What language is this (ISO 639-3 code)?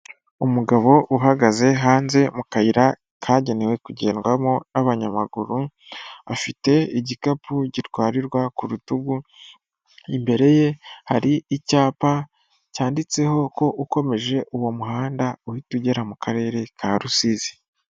kin